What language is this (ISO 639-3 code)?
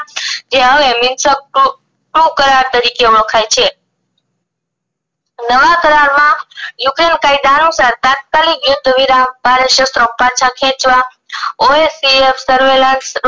guj